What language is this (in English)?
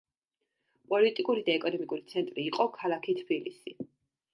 Georgian